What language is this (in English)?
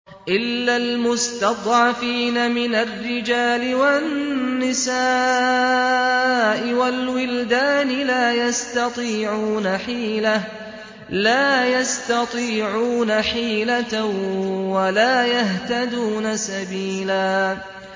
Arabic